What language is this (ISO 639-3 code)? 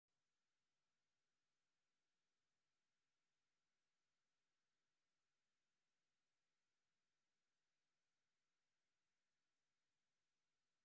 som